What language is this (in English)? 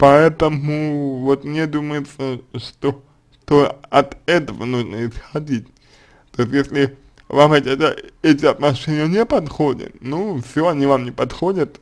Russian